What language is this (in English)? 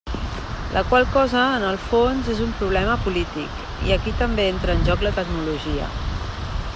Catalan